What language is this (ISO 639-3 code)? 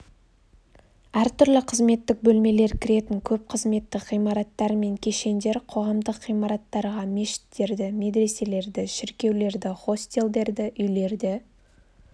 kaz